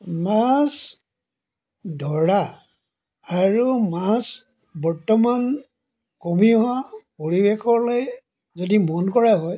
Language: Assamese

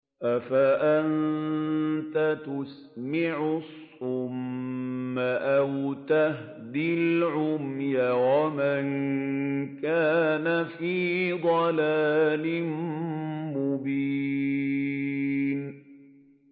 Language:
Arabic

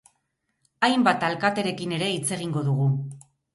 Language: Basque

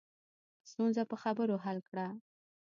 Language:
Pashto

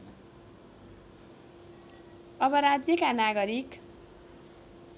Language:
Nepali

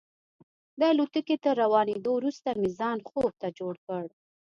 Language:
Pashto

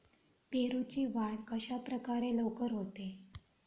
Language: Marathi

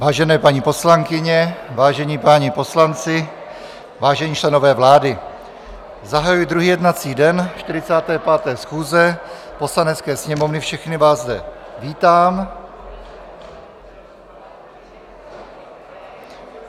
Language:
Czech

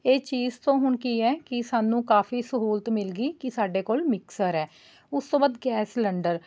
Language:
Punjabi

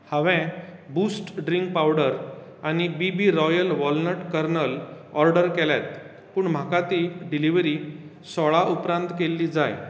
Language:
Konkani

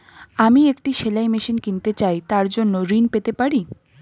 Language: Bangla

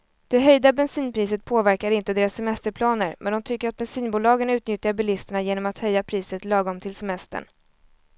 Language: Swedish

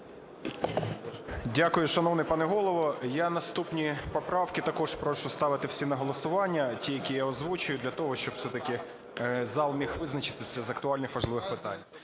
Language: Ukrainian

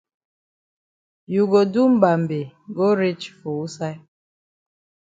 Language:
Cameroon Pidgin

